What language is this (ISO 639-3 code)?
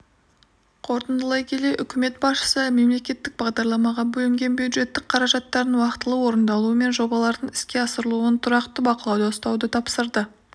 kaz